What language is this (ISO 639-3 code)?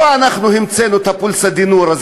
heb